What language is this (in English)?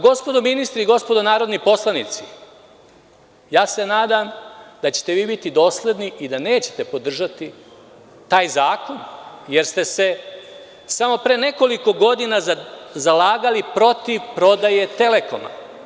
Serbian